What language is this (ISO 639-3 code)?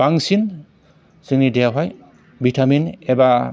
brx